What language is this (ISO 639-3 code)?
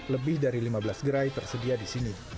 ind